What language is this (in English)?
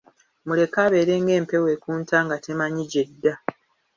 Ganda